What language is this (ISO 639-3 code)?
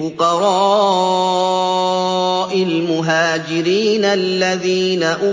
ara